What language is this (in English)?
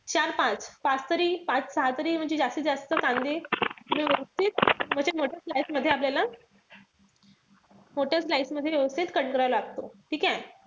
Marathi